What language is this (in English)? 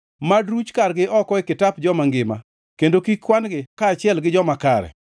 Luo (Kenya and Tanzania)